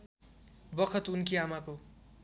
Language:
Nepali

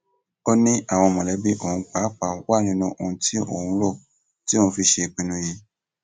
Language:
Yoruba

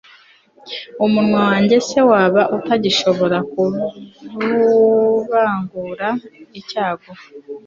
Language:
Kinyarwanda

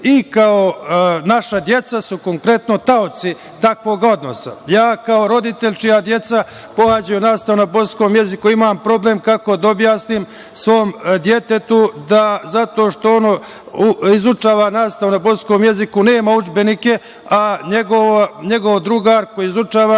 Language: Serbian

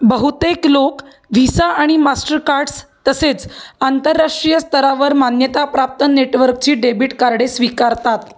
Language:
Marathi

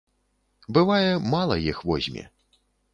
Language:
Belarusian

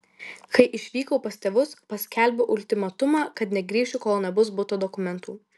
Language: Lithuanian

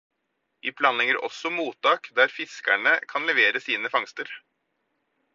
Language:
Norwegian Bokmål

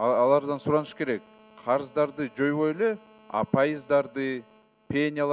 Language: Turkish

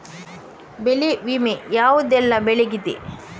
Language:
Kannada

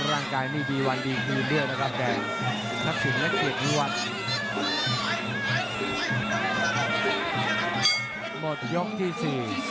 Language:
Thai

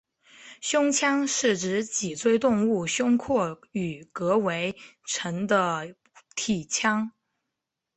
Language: Chinese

